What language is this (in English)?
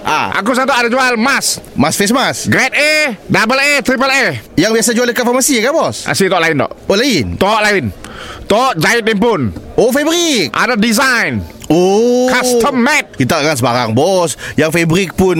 Malay